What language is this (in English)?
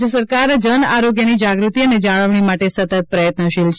Gujarati